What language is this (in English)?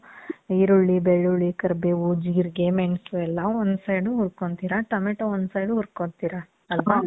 Kannada